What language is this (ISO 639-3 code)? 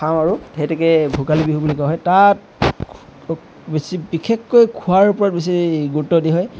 asm